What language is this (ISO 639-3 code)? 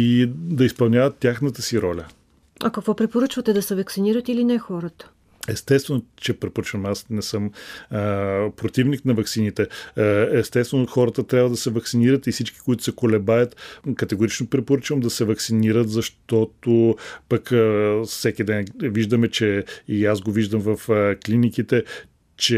bul